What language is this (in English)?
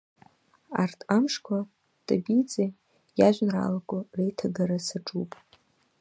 Abkhazian